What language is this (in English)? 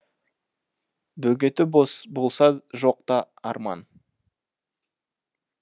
Kazakh